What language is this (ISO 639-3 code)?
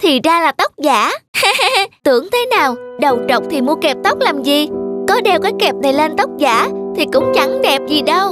vie